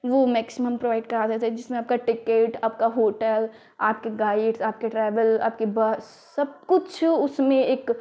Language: Hindi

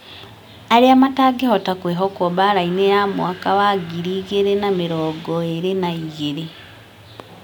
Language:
Kikuyu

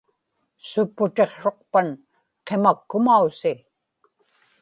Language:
Inupiaq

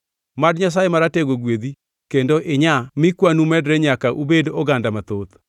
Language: Luo (Kenya and Tanzania)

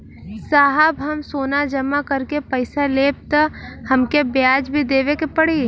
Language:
Bhojpuri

